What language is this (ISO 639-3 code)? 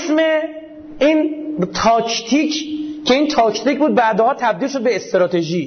fas